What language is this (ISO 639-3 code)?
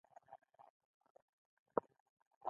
pus